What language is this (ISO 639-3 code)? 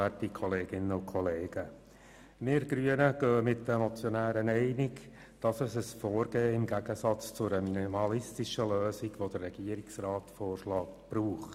gsw